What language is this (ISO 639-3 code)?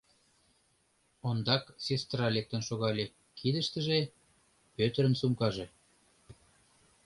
chm